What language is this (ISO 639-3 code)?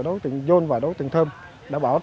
vie